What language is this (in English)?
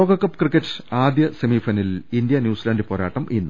Malayalam